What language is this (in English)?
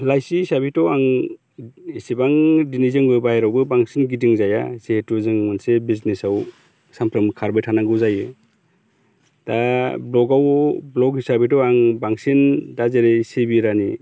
Bodo